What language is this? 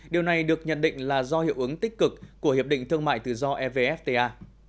Vietnamese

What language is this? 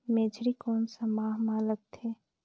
Chhattisgarhi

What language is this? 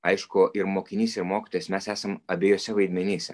Lithuanian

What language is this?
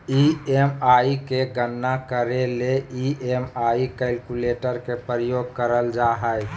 Magahi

